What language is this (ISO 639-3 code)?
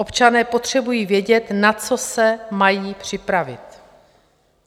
ces